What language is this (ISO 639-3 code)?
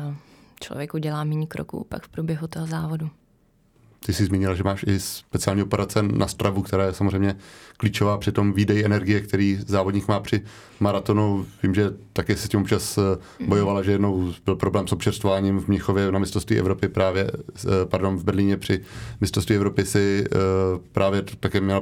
ces